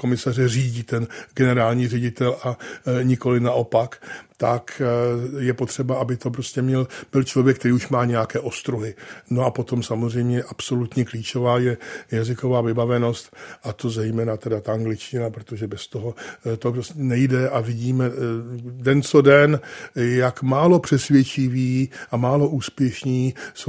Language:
Czech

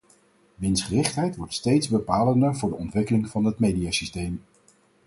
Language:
Dutch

